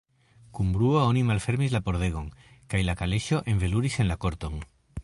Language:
Esperanto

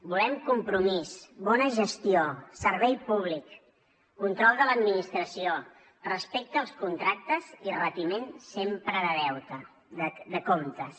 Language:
Catalan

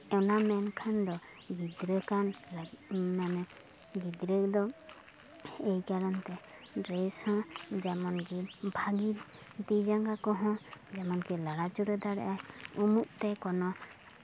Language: Santali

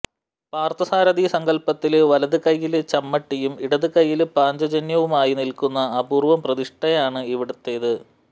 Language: Malayalam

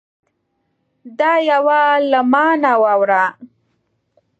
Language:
Pashto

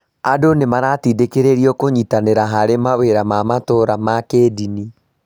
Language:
Kikuyu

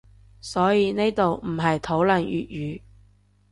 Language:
Cantonese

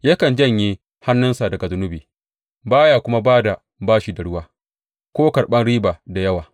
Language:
Hausa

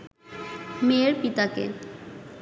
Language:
Bangla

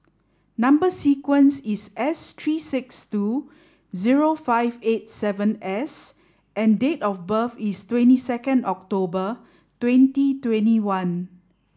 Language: English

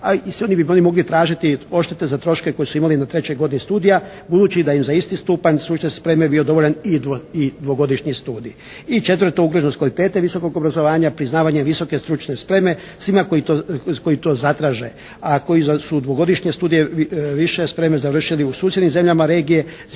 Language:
Croatian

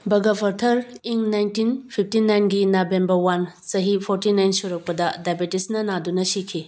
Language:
Manipuri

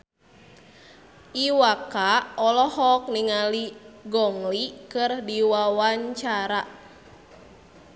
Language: Sundanese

